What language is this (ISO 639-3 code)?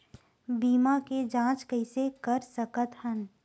hne